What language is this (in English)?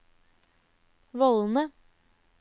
Norwegian